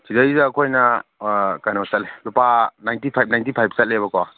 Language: Manipuri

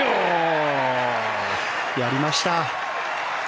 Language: Japanese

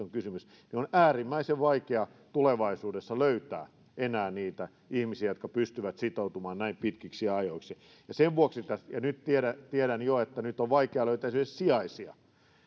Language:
Finnish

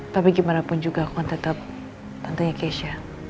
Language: Indonesian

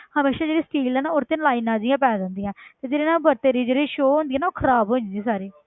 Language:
Punjabi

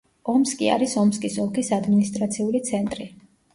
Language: Georgian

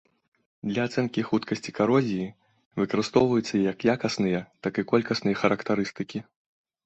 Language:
Belarusian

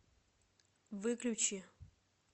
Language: Russian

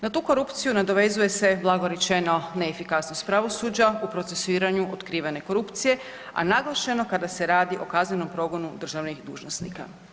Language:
Croatian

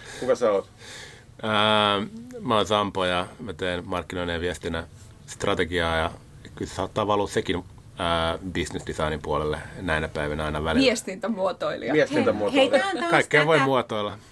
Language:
Finnish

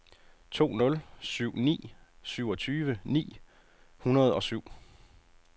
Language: Danish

